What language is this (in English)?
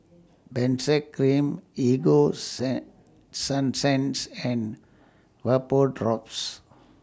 English